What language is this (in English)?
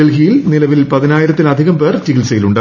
Malayalam